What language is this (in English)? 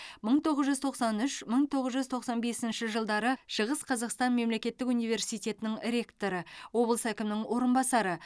Kazakh